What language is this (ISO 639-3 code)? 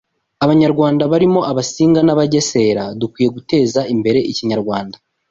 kin